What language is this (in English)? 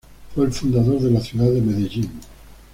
Spanish